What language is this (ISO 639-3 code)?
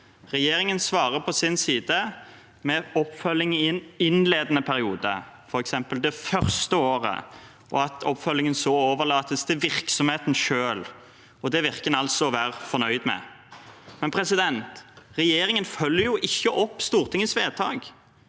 nor